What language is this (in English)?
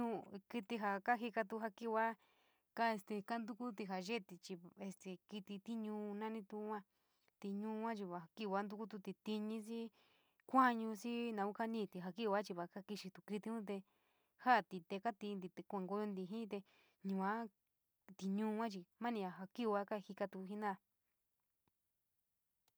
San Miguel El Grande Mixtec